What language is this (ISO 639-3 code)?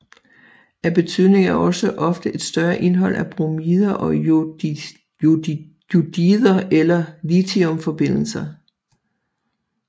dan